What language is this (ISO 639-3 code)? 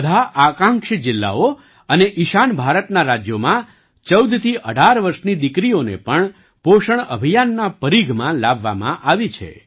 guj